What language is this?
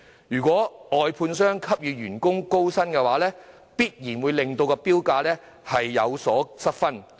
Cantonese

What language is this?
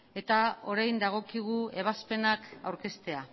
Basque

